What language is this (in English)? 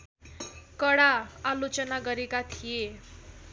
Nepali